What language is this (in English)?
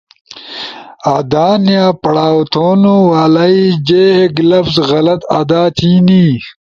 Ushojo